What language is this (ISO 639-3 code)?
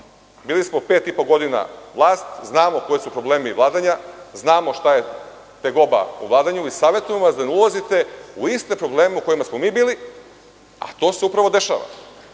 srp